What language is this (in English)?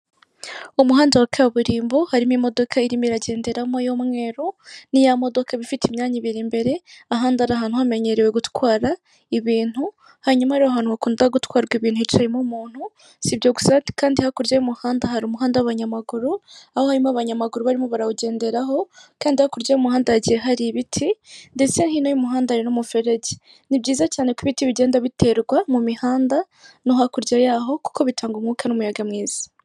Kinyarwanda